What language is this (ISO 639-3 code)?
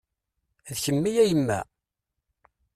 kab